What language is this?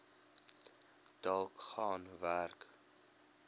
Afrikaans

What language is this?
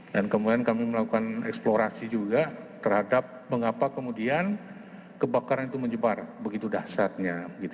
Indonesian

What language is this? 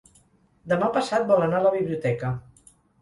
Catalan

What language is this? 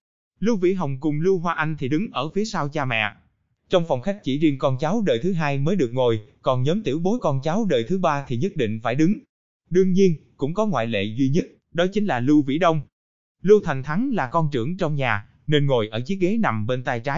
Vietnamese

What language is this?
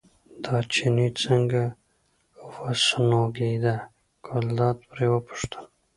Pashto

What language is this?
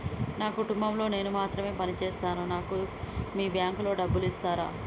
Telugu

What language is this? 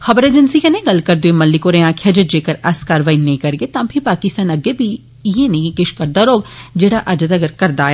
Dogri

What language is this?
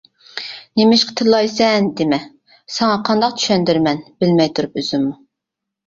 Uyghur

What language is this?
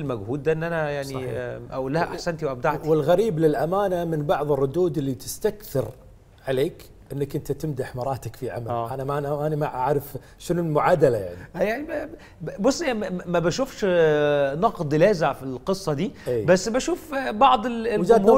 Arabic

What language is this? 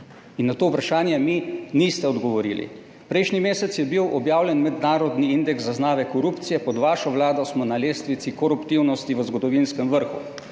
Slovenian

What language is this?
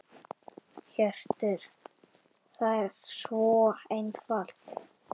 Icelandic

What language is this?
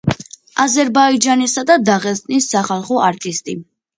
Georgian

